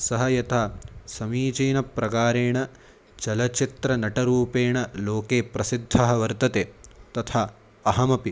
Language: Sanskrit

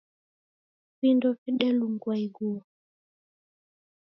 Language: Taita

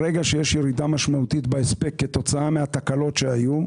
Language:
Hebrew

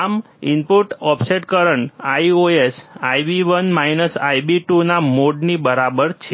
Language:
Gujarati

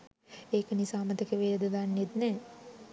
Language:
Sinhala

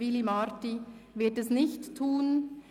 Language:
Swiss German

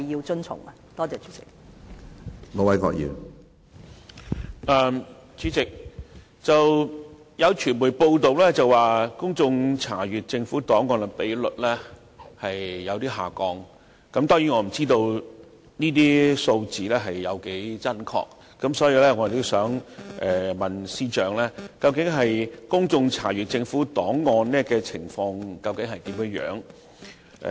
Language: Cantonese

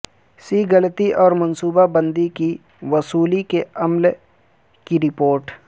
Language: Urdu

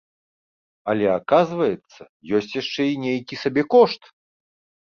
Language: Belarusian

